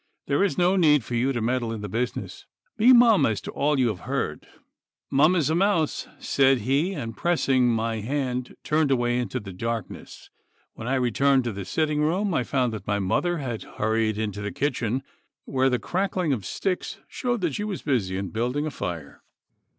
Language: English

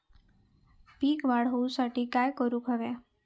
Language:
Marathi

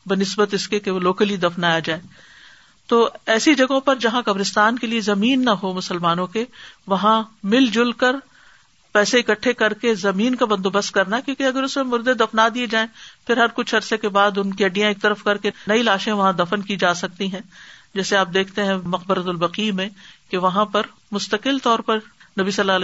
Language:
Urdu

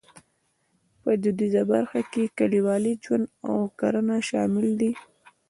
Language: Pashto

